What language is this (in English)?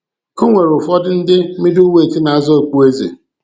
Igbo